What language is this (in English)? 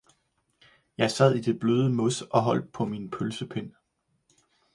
Danish